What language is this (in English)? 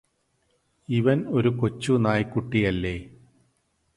Malayalam